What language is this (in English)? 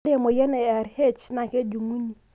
Masai